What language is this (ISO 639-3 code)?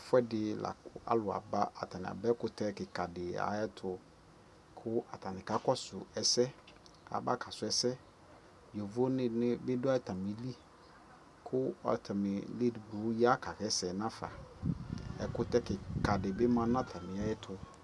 kpo